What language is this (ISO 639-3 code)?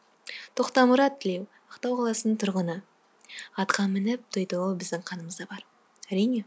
kaz